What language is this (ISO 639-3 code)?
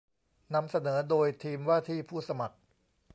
tha